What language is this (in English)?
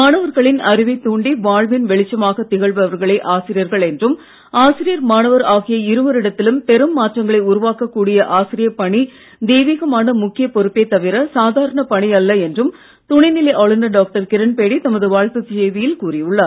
Tamil